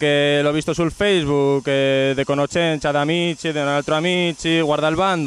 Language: Italian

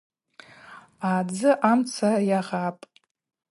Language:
Abaza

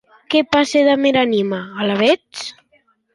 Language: Occitan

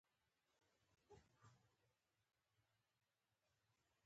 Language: Pashto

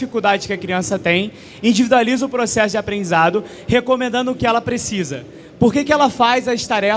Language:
Portuguese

